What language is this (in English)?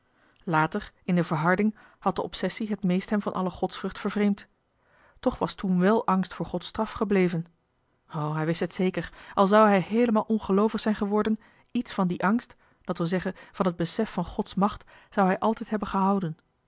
Dutch